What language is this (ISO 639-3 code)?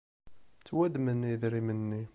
kab